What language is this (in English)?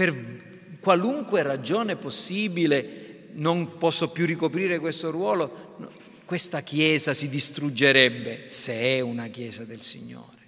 Italian